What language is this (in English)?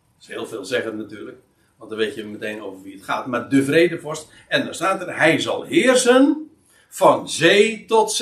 Dutch